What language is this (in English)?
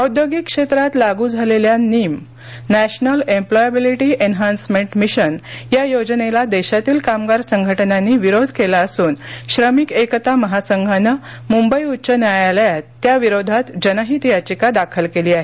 Marathi